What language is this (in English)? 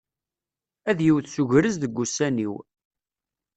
Kabyle